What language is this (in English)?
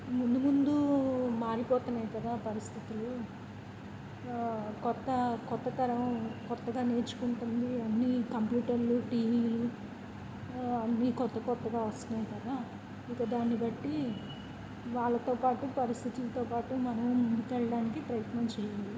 Telugu